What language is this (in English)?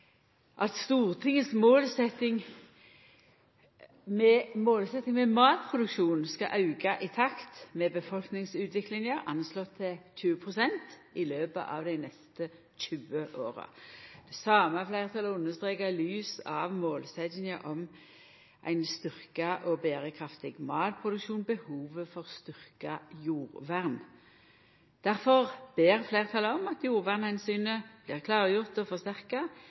Norwegian Nynorsk